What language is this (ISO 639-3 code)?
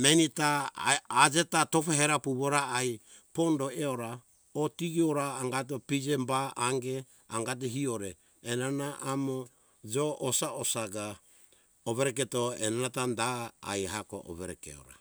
hkk